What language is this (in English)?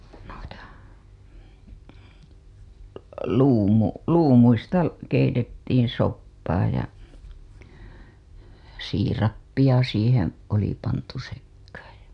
Finnish